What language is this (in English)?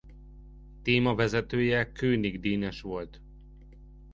Hungarian